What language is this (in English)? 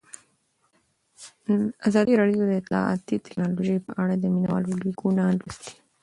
Pashto